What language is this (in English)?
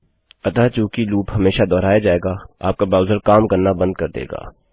Hindi